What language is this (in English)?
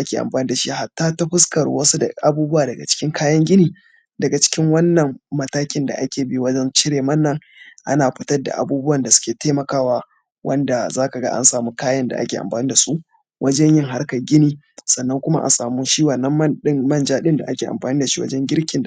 Hausa